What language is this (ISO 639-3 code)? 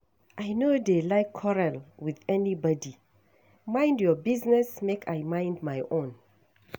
pcm